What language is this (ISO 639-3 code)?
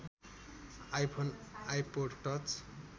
nep